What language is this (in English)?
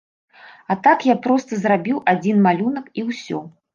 Belarusian